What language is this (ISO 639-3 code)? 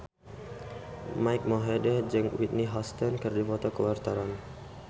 sun